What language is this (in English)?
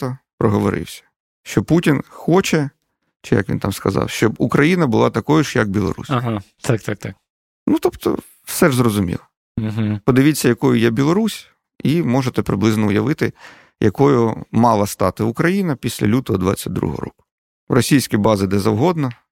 Ukrainian